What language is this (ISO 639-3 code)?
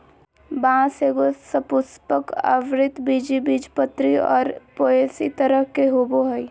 mag